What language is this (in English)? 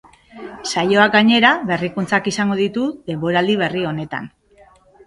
Basque